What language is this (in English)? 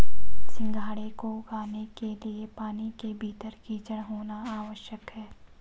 Hindi